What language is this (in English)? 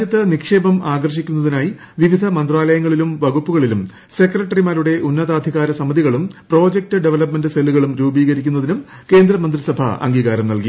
Malayalam